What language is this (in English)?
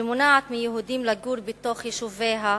Hebrew